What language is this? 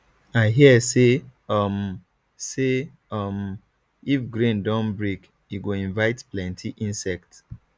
Nigerian Pidgin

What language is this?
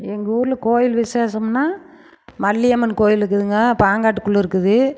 Tamil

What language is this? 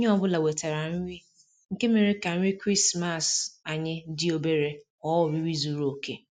Igbo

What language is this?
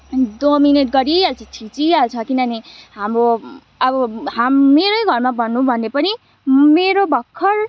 Nepali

